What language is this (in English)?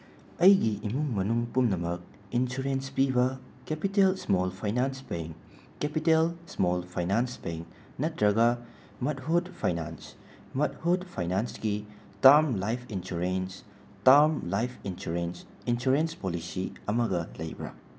Manipuri